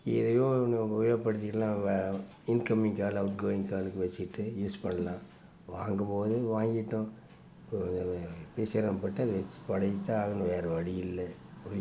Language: Tamil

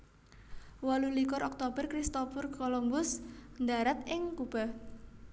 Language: Javanese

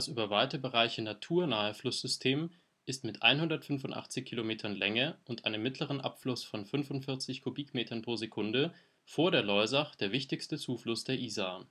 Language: German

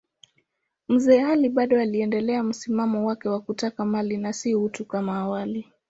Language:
Swahili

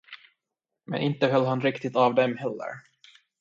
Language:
Swedish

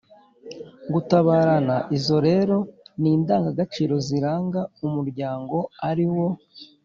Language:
Kinyarwanda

